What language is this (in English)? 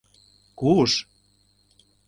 Mari